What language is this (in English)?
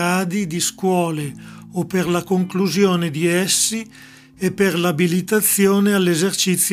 Italian